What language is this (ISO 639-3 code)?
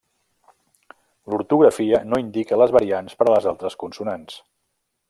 cat